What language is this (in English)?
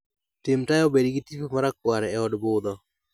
Luo (Kenya and Tanzania)